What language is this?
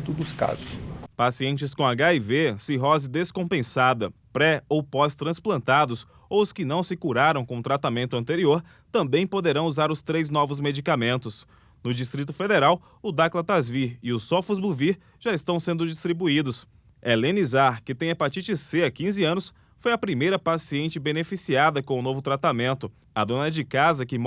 Portuguese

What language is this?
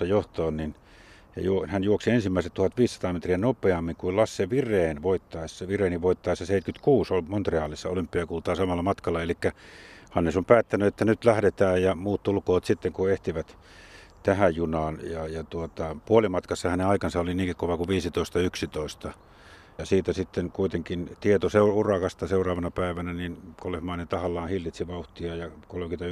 Finnish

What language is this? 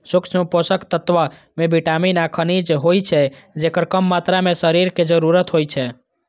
Maithili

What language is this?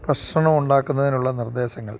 Malayalam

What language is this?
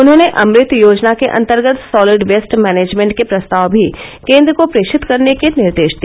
Hindi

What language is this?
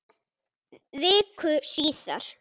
Icelandic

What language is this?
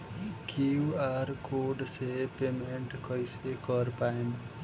Bhojpuri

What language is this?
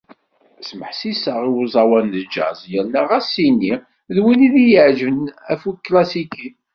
Kabyle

